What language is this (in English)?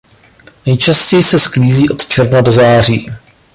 Czech